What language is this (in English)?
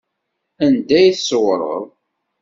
Kabyle